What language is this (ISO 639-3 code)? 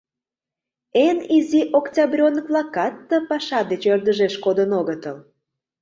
chm